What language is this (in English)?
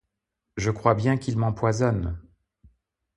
French